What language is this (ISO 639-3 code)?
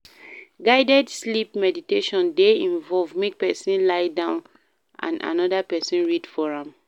pcm